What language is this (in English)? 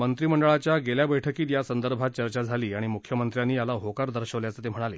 Marathi